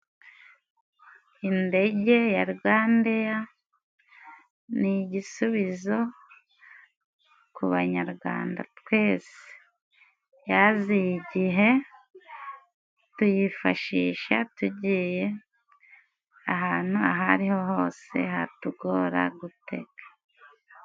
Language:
Kinyarwanda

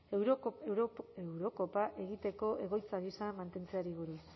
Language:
Basque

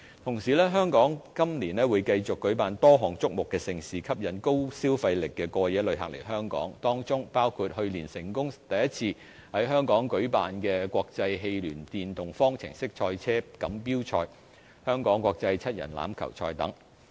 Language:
Cantonese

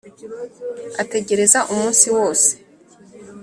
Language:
Kinyarwanda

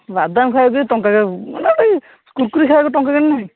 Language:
Odia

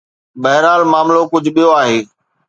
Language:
Sindhi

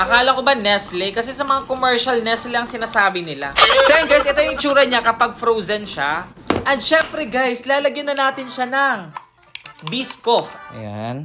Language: Filipino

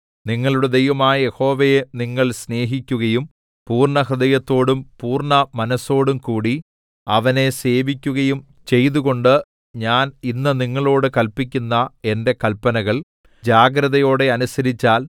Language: Malayalam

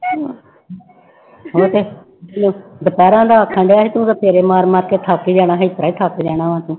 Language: Punjabi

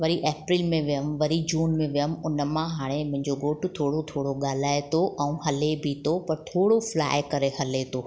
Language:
Sindhi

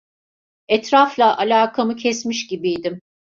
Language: Turkish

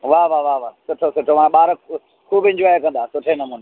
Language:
Sindhi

